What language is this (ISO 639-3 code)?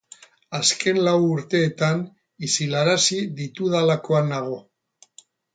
eus